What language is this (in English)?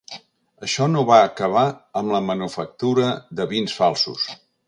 Catalan